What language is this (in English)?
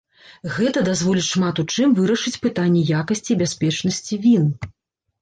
Belarusian